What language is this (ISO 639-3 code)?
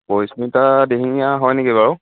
asm